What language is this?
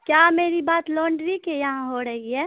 Urdu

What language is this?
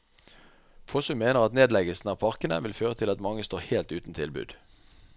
Norwegian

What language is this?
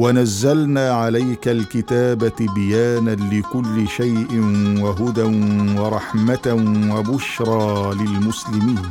Arabic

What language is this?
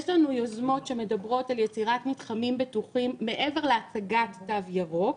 Hebrew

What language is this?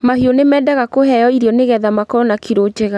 Kikuyu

